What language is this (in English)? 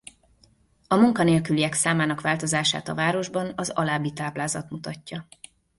Hungarian